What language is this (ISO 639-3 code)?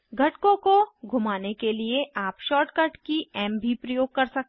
hin